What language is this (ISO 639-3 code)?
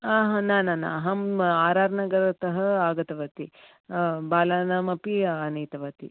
san